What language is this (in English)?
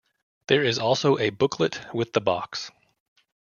English